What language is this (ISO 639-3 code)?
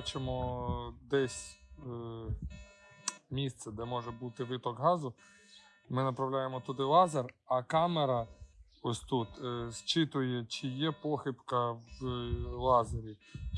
ukr